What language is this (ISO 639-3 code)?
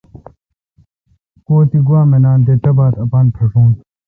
xka